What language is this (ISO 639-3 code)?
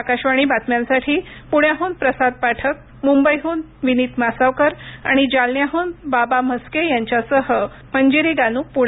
mar